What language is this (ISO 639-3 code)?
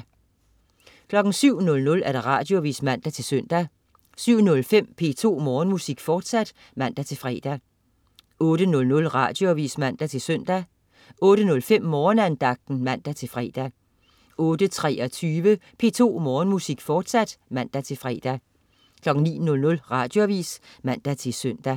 dan